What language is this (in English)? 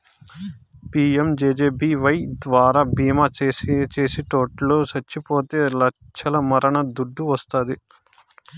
Telugu